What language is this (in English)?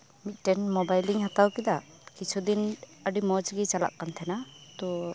Santali